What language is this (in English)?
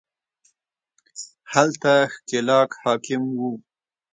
Pashto